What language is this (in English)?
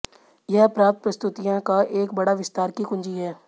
Hindi